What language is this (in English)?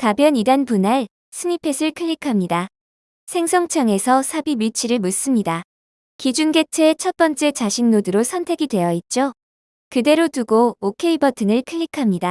Korean